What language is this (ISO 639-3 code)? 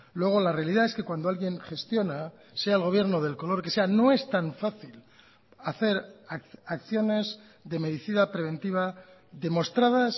spa